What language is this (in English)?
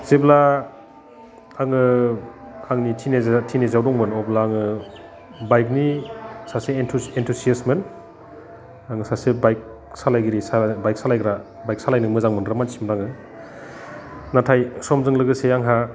Bodo